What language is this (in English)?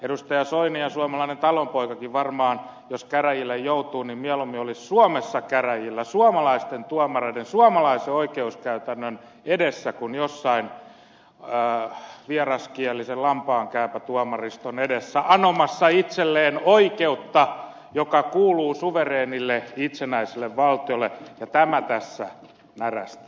Finnish